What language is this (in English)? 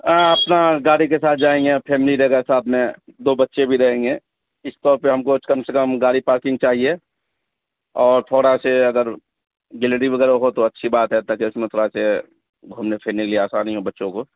Urdu